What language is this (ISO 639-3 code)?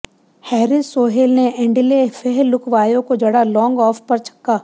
hin